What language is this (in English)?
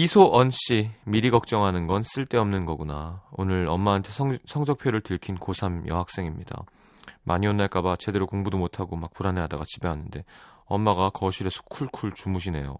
Korean